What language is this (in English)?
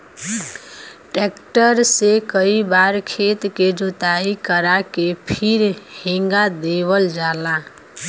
Bhojpuri